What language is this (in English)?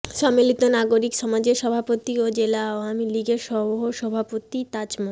Bangla